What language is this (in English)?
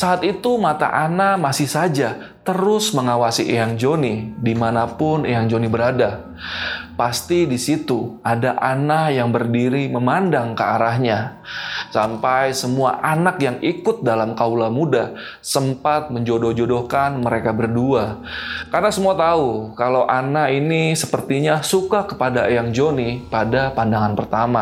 Indonesian